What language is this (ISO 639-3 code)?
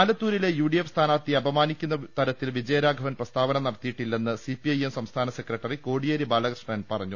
mal